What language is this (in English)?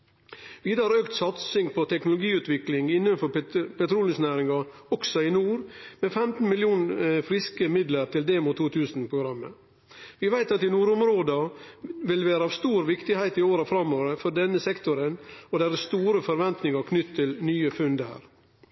Norwegian Nynorsk